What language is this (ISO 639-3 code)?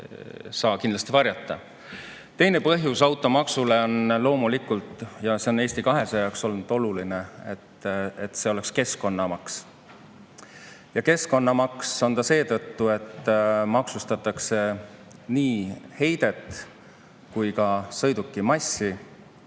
est